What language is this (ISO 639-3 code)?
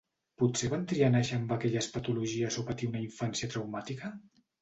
cat